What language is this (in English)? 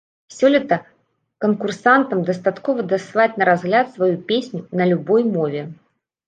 Belarusian